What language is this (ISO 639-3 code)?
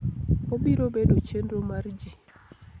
luo